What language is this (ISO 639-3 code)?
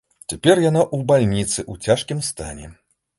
bel